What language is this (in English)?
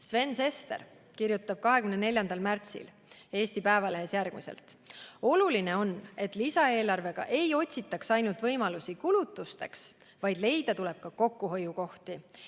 Estonian